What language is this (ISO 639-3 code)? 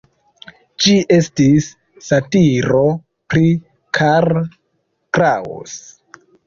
epo